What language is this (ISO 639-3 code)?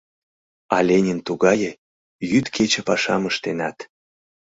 chm